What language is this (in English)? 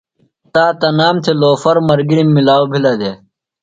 Phalura